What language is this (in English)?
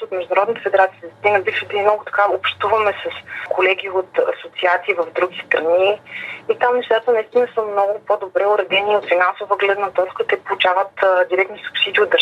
Bulgarian